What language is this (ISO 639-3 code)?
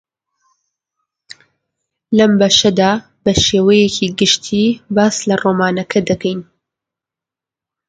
ckb